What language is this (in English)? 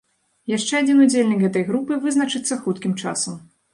Belarusian